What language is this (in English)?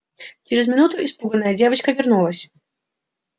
Russian